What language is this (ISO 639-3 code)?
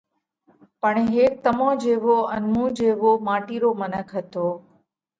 kvx